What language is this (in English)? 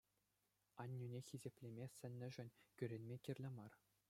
Chuvash